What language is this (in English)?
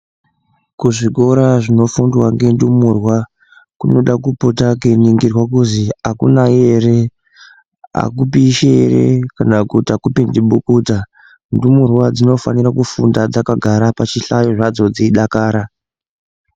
Ndau